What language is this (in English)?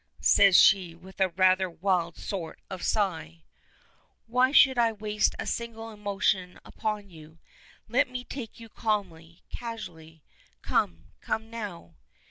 English